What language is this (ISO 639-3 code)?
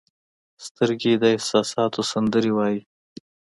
pus